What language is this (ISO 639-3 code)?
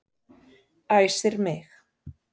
isl